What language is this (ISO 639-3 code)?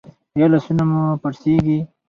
pus